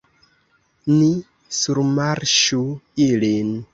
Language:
Esperanto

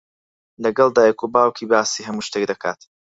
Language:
Central Kurdish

